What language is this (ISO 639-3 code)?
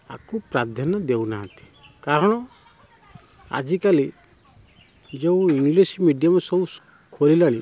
ori